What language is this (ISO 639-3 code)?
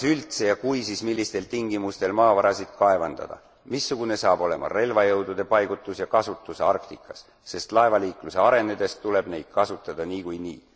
est